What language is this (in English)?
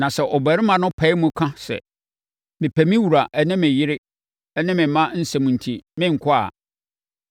Akan